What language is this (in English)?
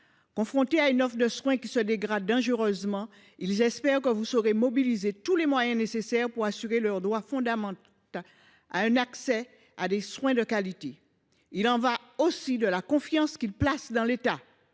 French